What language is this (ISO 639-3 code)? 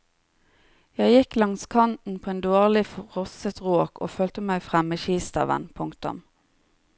nor